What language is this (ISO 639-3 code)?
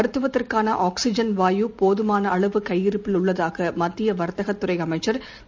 tam